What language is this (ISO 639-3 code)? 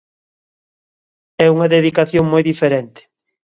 glg